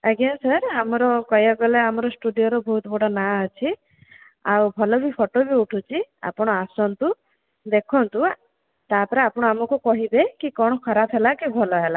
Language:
Odia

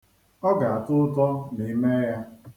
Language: Igbo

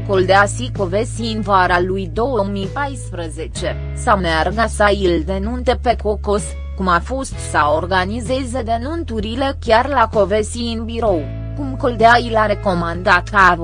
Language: Romanian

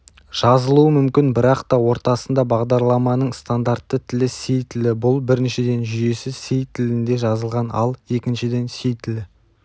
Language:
Kazakh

